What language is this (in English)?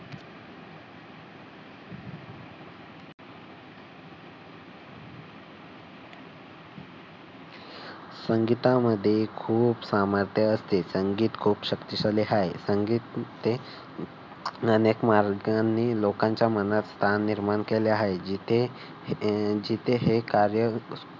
Marathi